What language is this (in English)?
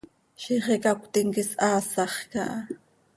Seri